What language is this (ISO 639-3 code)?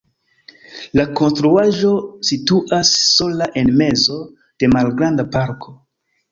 epo